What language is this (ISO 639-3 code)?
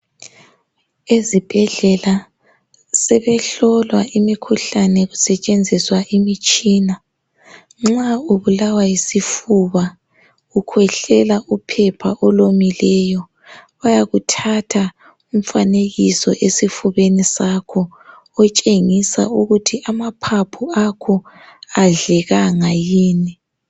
nde